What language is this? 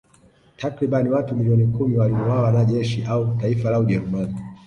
Swahili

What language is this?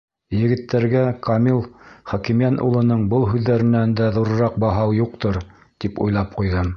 Bashkir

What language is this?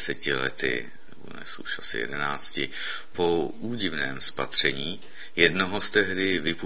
Czech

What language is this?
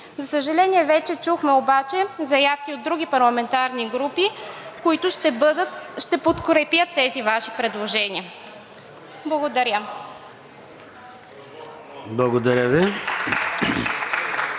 Bulgarian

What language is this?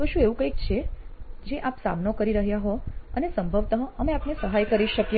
Gujarati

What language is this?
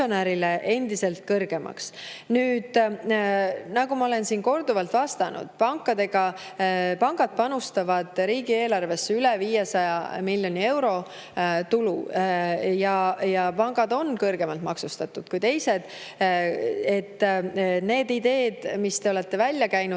Estonian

